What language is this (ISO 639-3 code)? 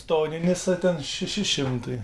lit